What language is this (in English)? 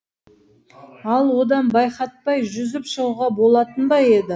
Kazakh